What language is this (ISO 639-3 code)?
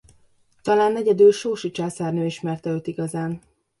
hun